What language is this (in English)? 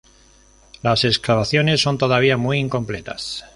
Spanish